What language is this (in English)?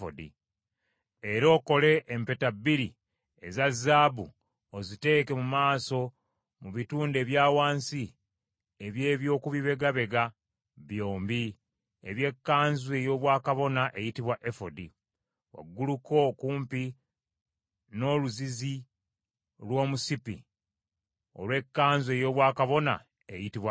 Ganda